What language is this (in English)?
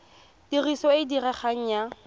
Tswana